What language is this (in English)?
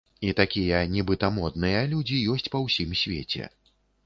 Belarusian